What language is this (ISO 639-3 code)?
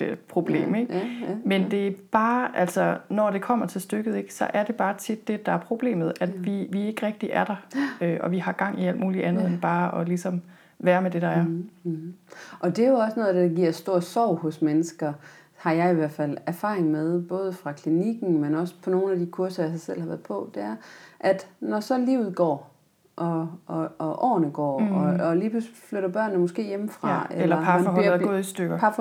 dan